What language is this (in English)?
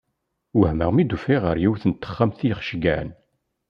Kabyle